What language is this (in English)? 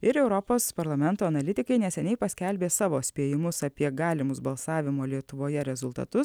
Lithuanian